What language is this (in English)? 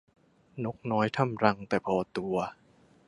Thai